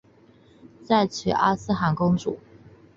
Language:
Chinese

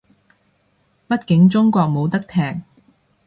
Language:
Cantonese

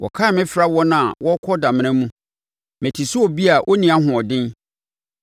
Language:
Akan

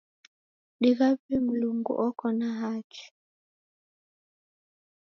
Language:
Taita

